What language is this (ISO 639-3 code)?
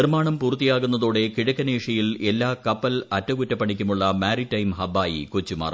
mal